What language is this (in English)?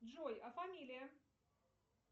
Russian